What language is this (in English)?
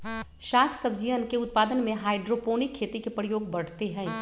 Magahi